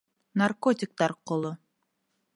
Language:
Bashkir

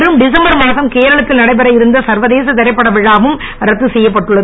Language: Tamil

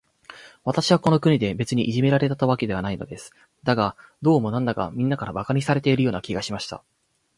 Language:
Japanese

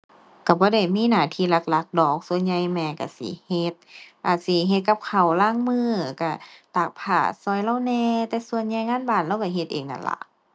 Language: Thai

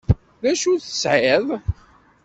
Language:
Kabyle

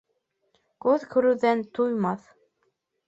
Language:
Bashkir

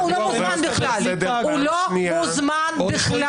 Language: Hebrew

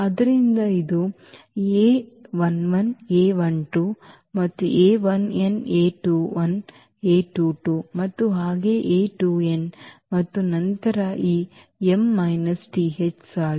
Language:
Kannada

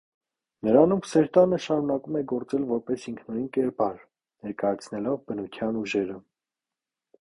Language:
Armenian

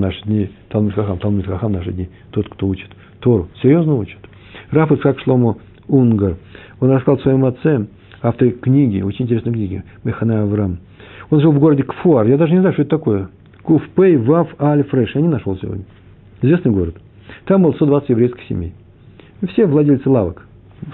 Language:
Russian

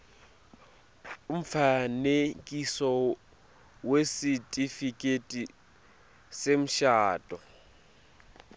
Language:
Swati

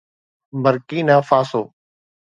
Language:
Sindhi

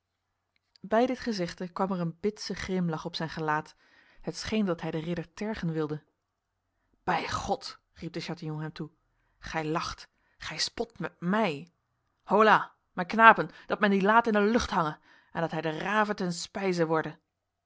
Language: Dutch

